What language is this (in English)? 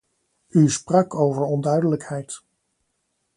Dutch